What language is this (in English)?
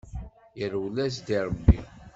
Kabyle